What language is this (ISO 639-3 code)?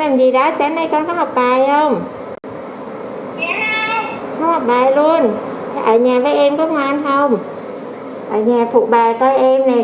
vie